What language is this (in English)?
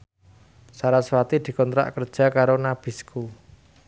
Javanese